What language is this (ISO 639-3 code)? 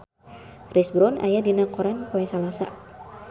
sun